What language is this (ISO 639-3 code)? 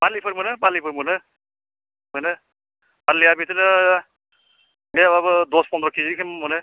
brx